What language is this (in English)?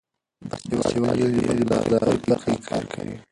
Pashto